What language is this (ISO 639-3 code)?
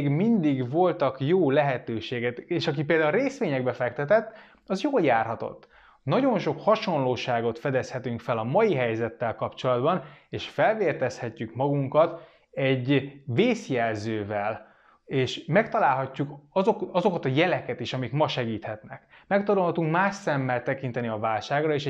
hun